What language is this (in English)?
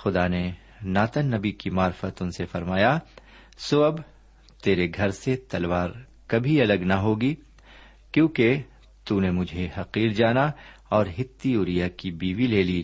Urdu